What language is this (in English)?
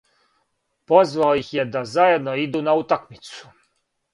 Serbian